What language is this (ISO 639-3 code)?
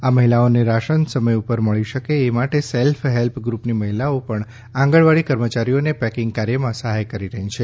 guj